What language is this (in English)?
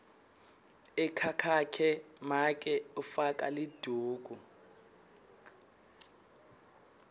Swati